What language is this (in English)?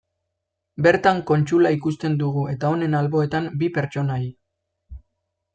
Basque